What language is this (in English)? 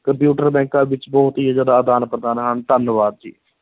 Punjabi